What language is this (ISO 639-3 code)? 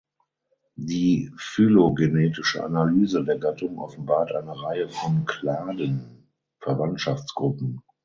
deu